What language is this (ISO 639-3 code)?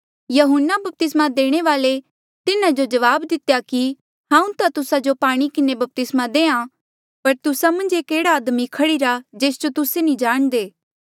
mjl